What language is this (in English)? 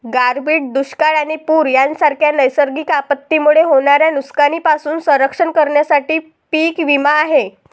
Marathi